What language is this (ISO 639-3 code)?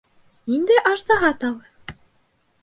bak